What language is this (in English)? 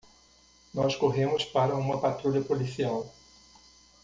Portuguese